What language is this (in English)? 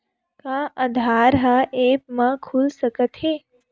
Chhattisgarhi